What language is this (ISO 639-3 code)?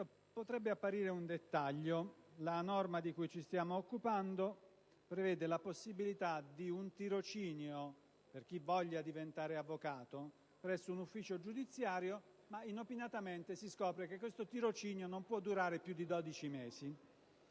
ita